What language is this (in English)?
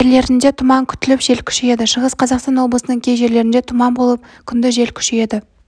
Kazakh